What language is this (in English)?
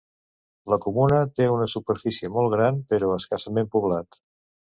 Catalan